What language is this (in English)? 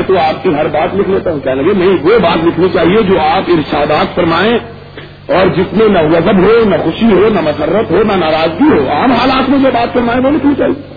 Urdu